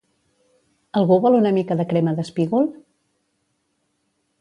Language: Catalan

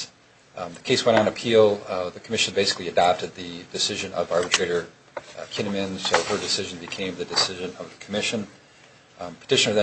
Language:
English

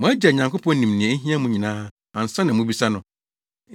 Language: Akan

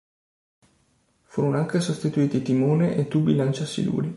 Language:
Italian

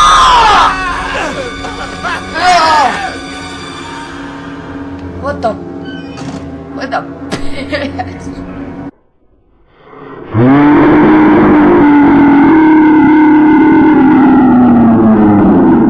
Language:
English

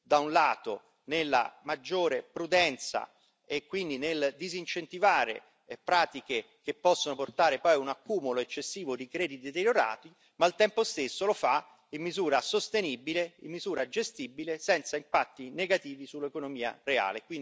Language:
Italian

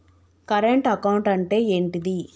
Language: Telugu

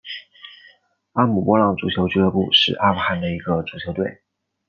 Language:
Chinese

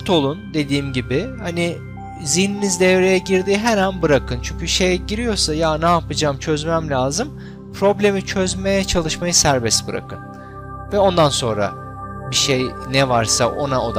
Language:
Turkish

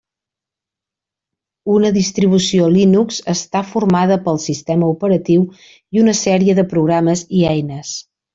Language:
Catalan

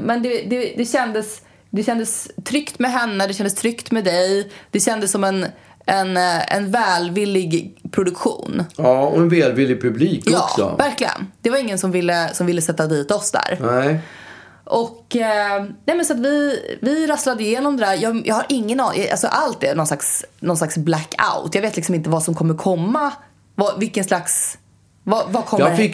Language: Swedish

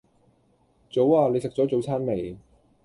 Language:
Cantonese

